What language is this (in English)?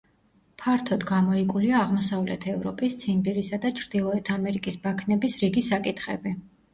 Georgian